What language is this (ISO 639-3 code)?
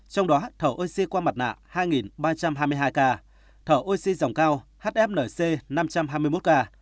vie